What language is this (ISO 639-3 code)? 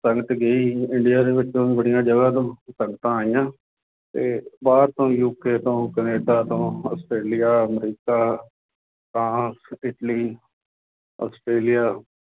pan